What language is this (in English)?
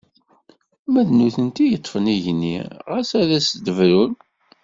Kabyle